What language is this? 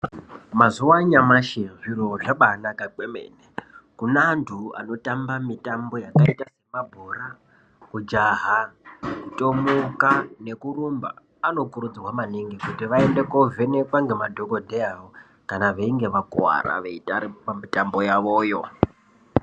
Ndau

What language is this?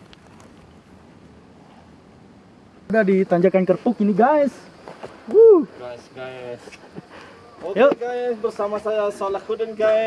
Indonesian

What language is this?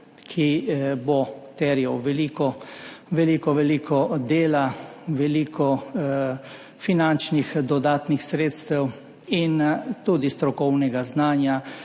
Slovenian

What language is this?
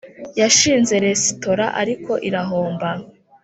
Kinyarwanda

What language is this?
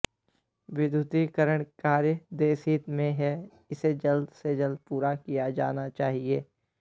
Hindi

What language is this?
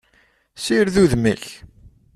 Kabyle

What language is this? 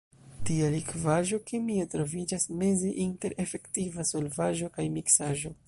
Esperanto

